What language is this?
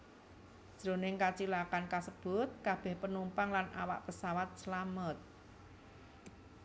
Javanese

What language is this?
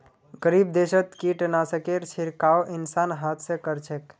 Magahi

